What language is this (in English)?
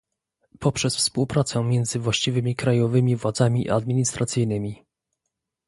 Polish